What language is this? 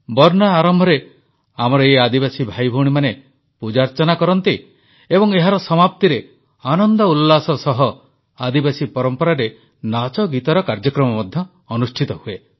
Odia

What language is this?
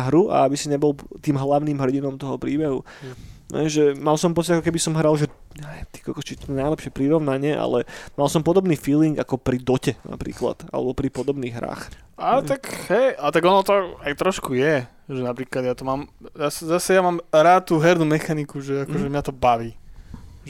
Slovak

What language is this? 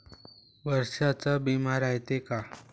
Marathi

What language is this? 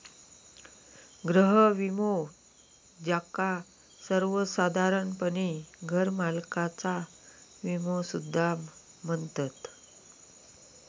Marathi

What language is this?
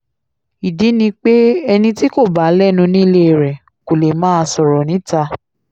Yoruba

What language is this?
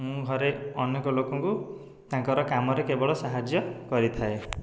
Odia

